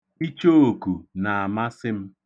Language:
Igbo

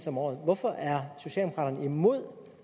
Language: Danish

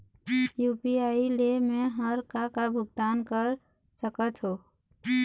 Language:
Chhattisgarhi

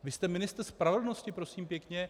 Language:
Czech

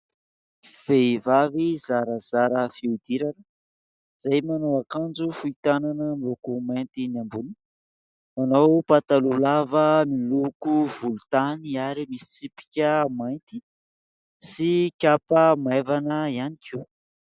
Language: Malagasy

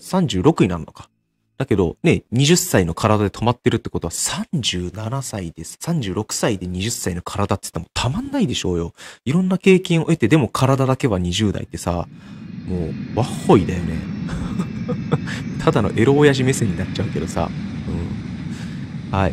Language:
Japanese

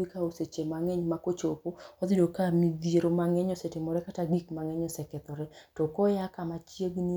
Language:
Luo (Kenya and Tanzania)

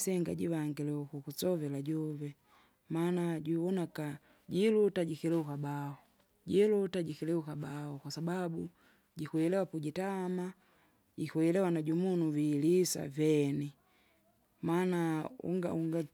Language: Kinga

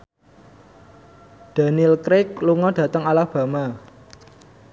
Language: Javanese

